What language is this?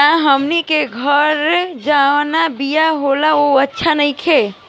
Bhojpuri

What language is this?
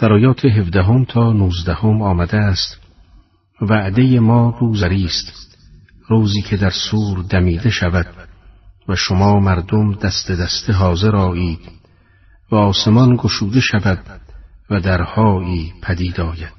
Persian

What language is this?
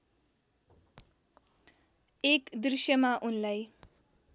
Nepali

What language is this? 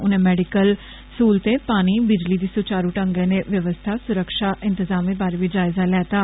Dogri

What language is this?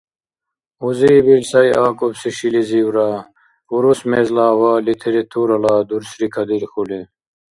Dargwa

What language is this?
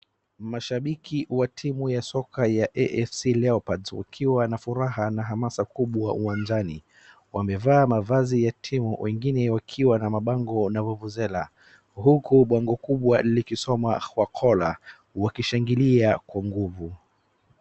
Swahili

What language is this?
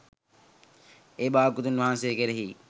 Sinhala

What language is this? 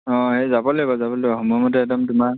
Assamese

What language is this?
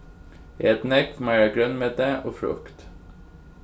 Faroese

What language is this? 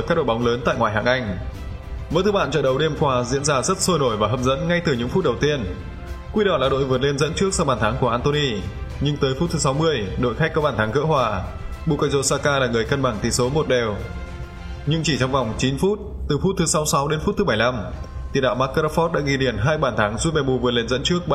Vietnamese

